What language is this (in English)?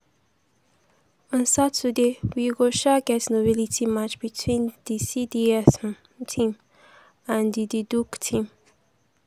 Nigerian Pidgin